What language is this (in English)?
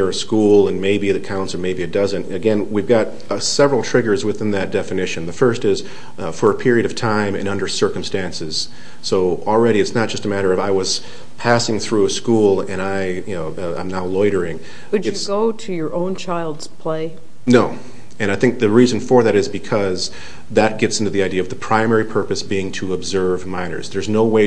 English